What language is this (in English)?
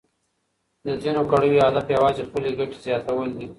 Pashto